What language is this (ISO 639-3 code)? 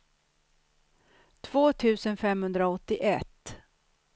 swe